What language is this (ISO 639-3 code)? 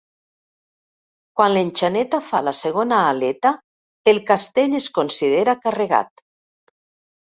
cat